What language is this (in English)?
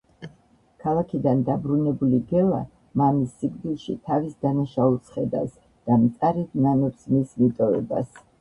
Georgian